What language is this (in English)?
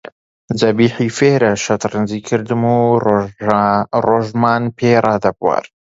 Central Kurdish